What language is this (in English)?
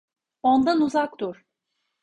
Turkish